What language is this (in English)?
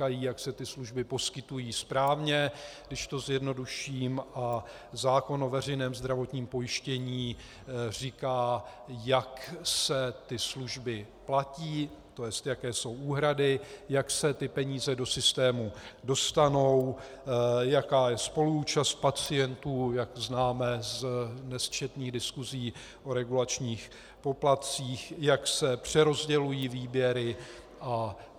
Czech